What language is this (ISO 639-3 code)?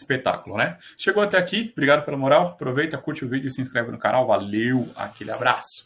por